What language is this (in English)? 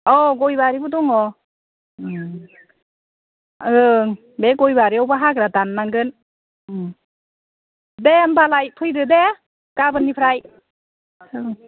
Bodo